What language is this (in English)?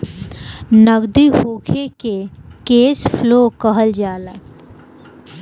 Bhojpuri